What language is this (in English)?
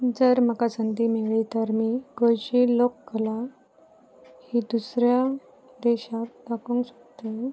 Konkani